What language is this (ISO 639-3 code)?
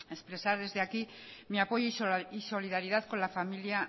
spa